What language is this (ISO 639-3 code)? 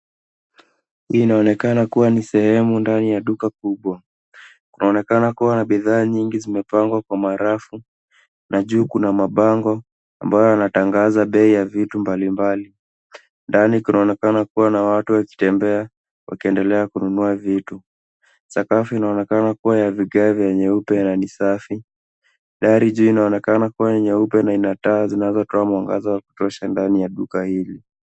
swa